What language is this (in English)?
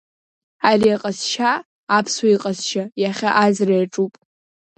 Abkhazian